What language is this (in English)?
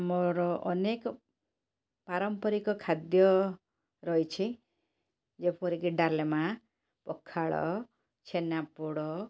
Odia